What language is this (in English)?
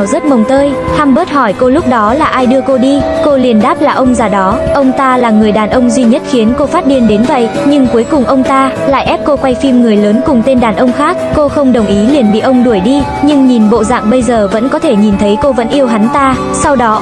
Vietnamese